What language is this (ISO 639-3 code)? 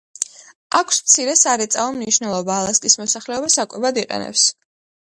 kat